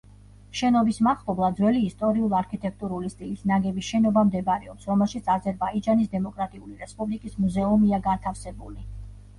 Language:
Georgian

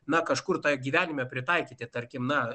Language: Lithuanian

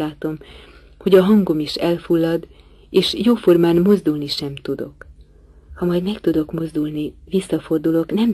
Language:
Hungarian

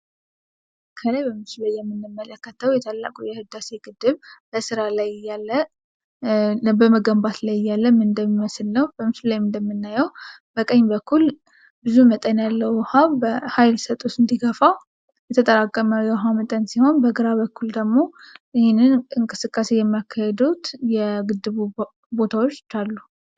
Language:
Amharic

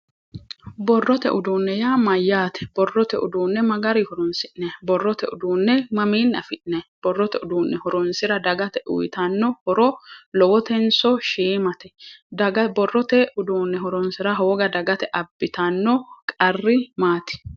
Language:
Sidamo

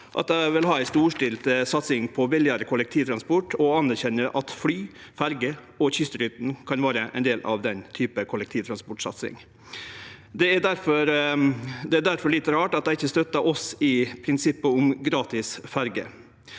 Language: Norwegian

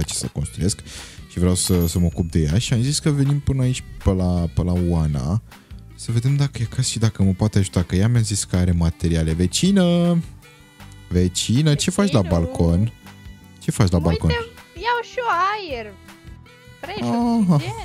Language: Romanian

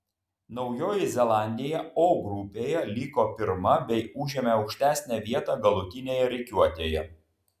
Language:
Lithuanian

